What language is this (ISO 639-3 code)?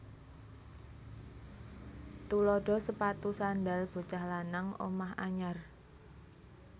jav